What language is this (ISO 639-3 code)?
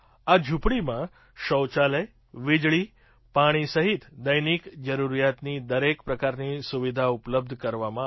guj